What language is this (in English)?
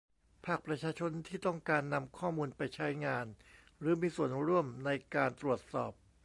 Thai